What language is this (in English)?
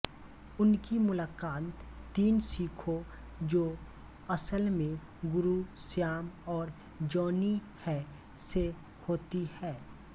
Hindi